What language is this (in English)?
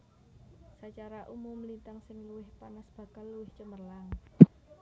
Javanese